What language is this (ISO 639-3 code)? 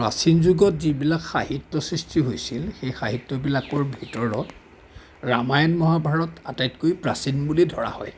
asm